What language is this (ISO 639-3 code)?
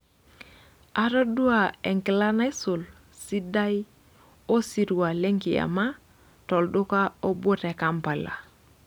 mas